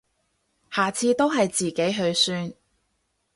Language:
Cantonese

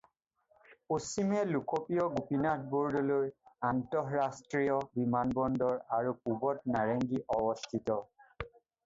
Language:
Assamese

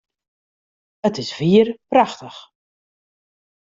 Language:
Western Frisian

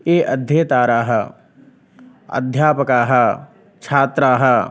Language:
Sanskrit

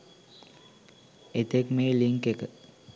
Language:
Sinhala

